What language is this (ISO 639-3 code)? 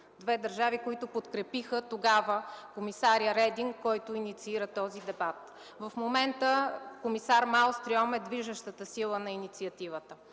bul